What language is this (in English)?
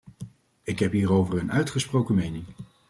Dutch